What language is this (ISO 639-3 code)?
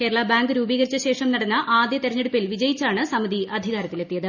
mal